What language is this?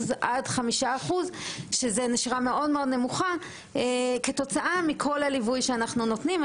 Hebrew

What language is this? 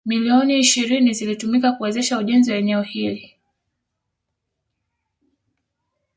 Swahili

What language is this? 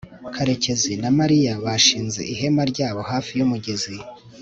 Kinyarwanda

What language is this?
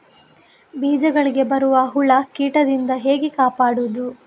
Kannada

